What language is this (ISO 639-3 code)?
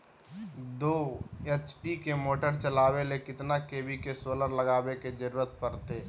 mag